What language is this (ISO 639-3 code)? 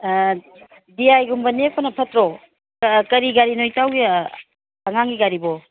mni